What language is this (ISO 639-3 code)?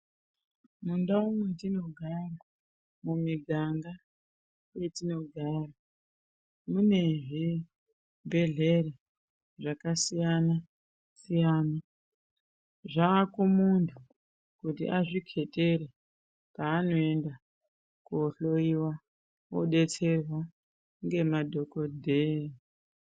ndc